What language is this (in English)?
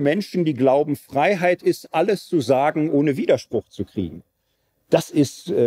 German